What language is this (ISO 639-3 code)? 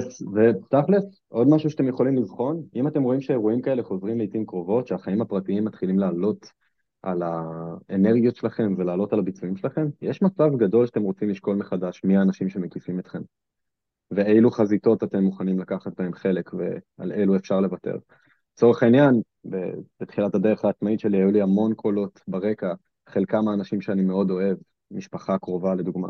heb